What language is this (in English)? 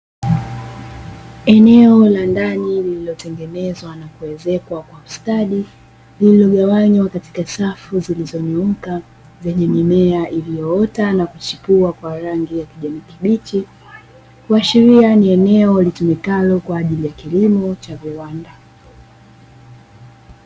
Swahili